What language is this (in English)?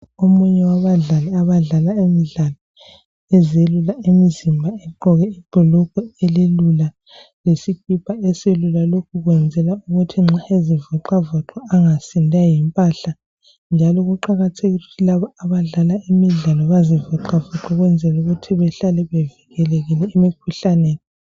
North Ndebele